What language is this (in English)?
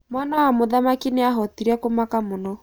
Kikuyu